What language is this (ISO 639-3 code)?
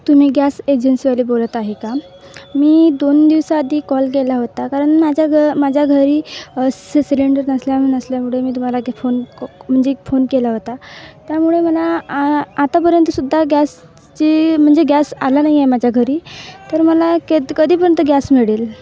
mar